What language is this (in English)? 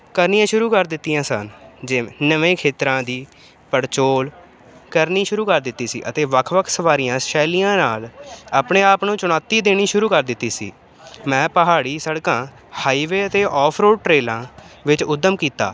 Punjabi